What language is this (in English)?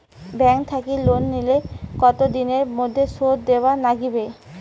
Bangla